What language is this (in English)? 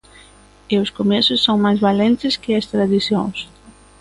Galician